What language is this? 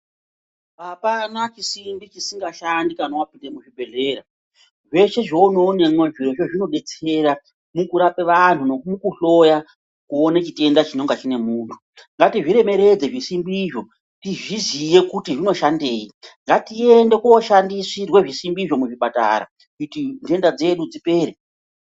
Ndau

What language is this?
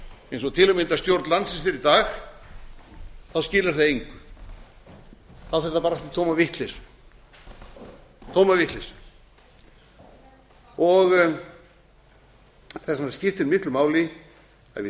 Icelandic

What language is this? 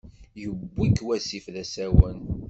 Kabyle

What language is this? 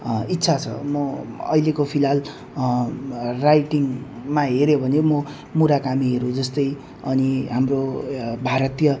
Nepali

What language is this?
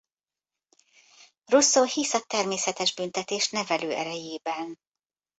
Hungarian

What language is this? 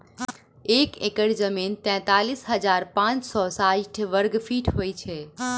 Maithili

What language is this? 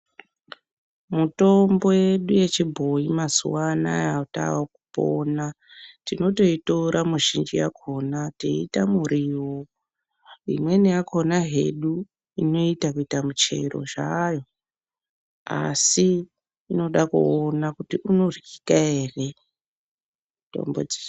Ndau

